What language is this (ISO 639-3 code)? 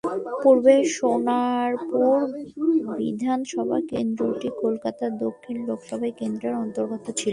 ben